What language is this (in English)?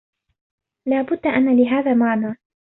Arabic